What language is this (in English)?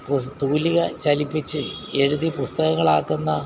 Malayalam